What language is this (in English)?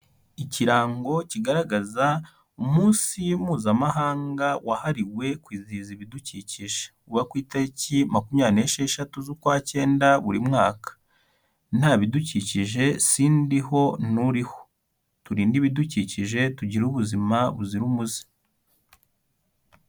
Kinyarwanda